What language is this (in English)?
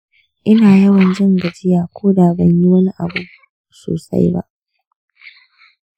Hausa